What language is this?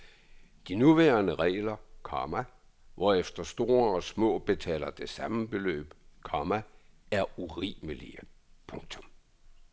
Danish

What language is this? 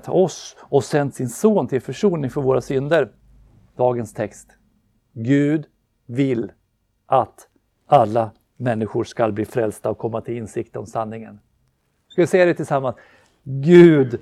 Swedish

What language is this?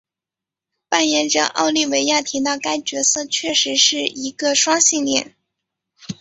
Chinese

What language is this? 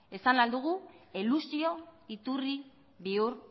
Basque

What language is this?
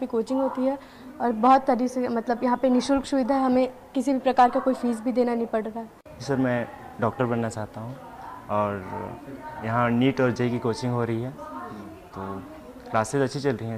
Hindi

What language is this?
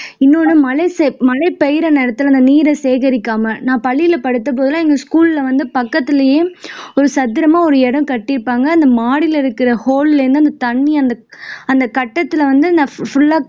Tamil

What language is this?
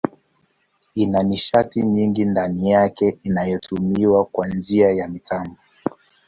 Swahili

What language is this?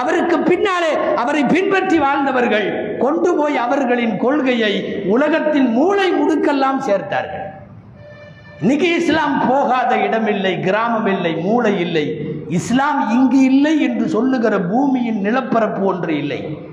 Tamil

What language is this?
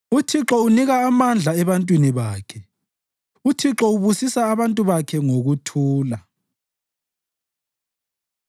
North Ndebele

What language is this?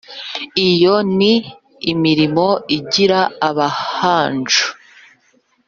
Kinyarwanda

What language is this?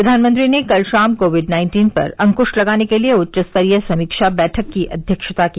Hindi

